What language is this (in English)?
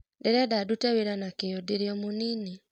Kikuyu